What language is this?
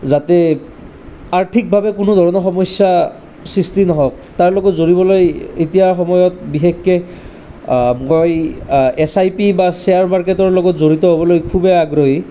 Assamese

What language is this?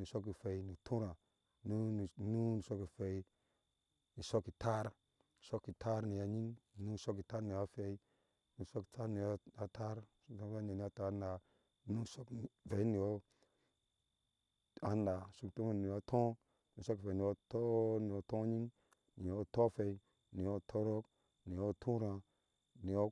Ashe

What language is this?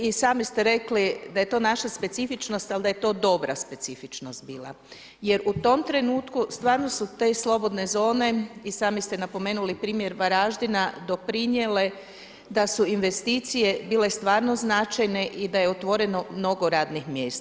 Croatian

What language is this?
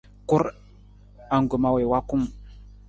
Nawdm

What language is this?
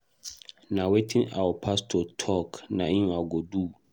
Nigerian Pidgin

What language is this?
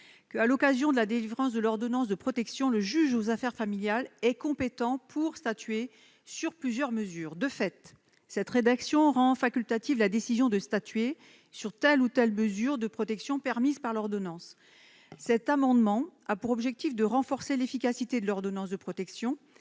French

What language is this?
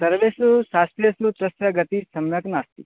Sanskrit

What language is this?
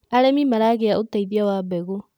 Kikuyu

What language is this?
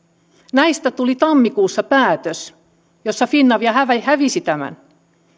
Finnish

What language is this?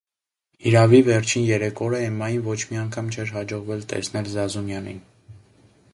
Armenian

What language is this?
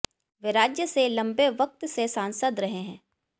Hindi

